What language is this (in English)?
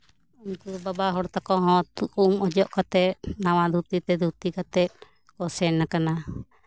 Santali